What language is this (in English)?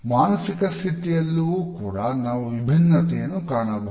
Kannada